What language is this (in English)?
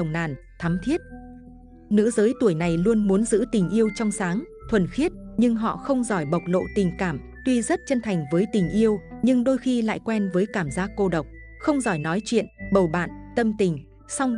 Vietnamese